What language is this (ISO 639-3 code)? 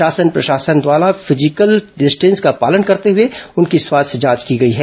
hin